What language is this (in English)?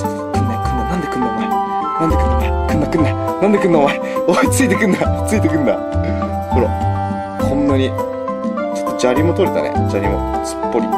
Japanese